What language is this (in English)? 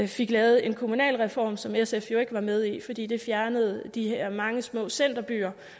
Danish